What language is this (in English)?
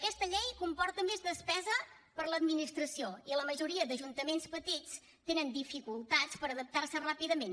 Catalan